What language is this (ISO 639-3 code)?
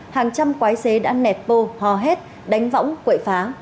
vie